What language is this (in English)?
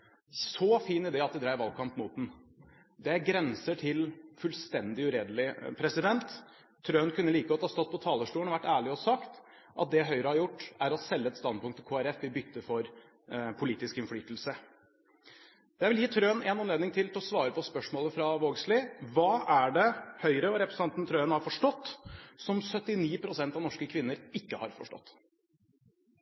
Norwegian Bokmål